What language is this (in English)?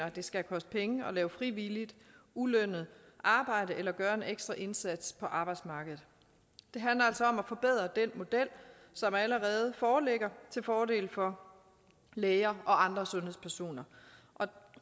Danish